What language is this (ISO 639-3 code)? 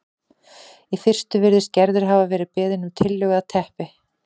isl